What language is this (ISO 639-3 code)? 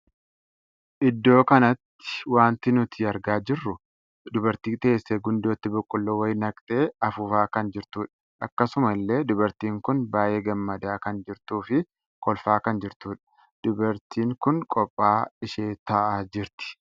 orm